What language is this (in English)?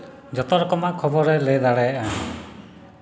Santali